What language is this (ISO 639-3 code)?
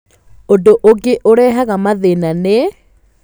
kik